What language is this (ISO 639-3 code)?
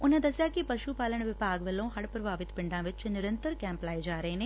pan